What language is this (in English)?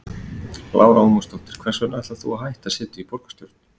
Icelandic